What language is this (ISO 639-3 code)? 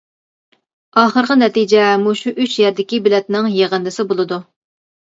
uig